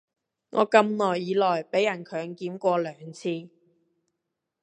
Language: Cantonese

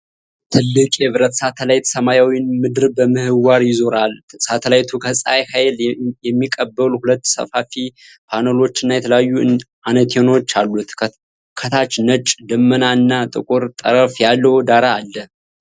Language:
Amharic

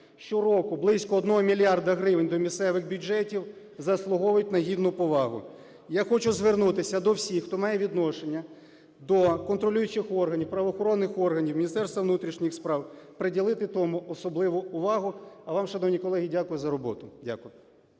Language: Ukrainian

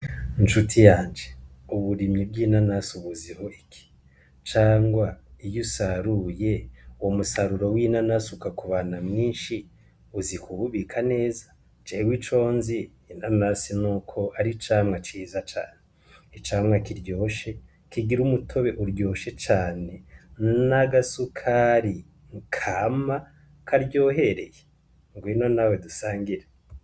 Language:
Rundi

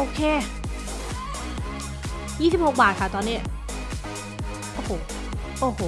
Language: Thai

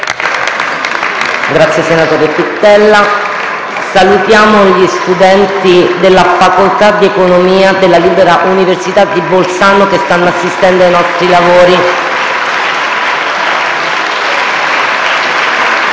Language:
Italian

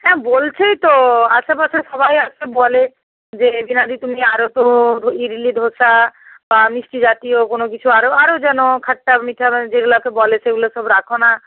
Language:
Bangla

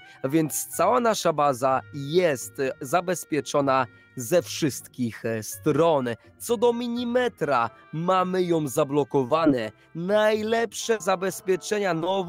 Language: Polish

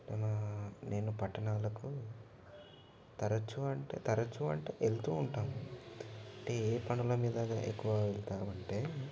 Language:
Telugu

